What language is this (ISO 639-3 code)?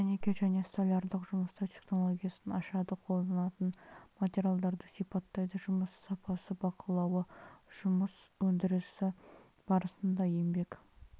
kaz